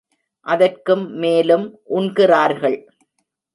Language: Tamil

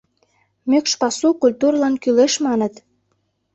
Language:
Mari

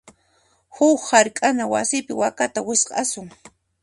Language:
Puno Quechua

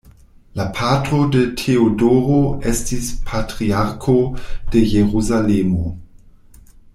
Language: Esperanto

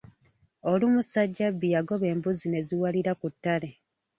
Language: Ganda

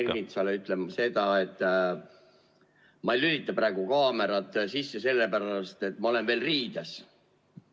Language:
Estonian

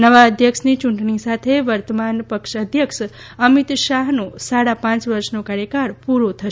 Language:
Gujarati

